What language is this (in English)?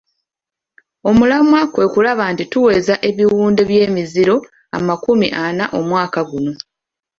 Ganda